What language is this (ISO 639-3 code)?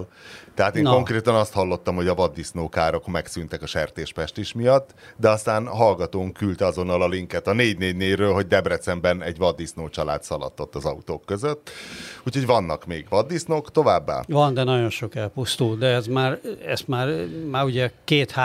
hun